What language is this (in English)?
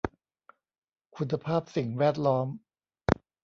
Thai